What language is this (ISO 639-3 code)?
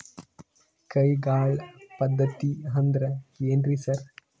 kan